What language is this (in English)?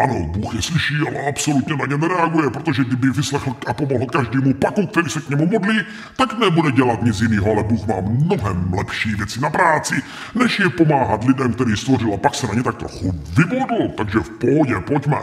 Czech